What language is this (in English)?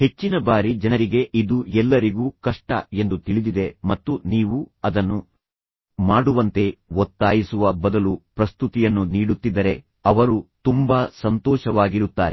Kannada